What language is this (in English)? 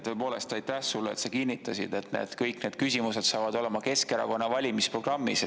Estonian